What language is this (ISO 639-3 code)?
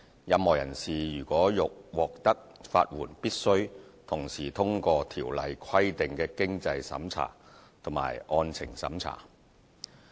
yue